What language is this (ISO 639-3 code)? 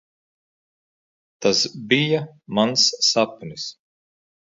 lav